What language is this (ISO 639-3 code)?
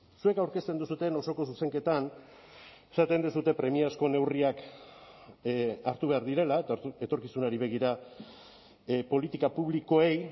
eus